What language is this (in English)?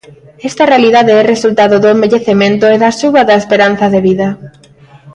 Galician